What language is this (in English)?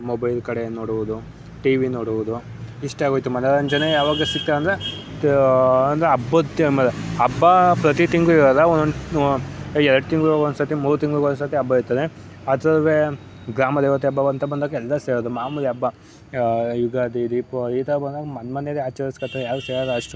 Kannada